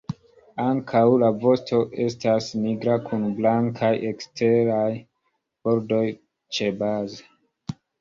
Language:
Esperanto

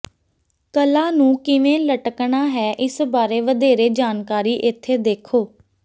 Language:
Punjabi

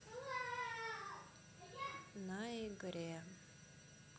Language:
Russian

